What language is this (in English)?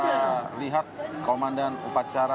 Indonesian